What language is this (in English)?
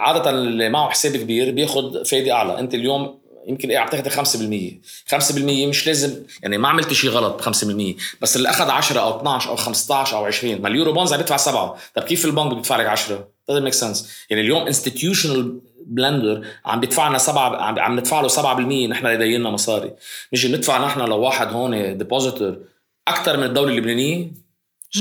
Arabic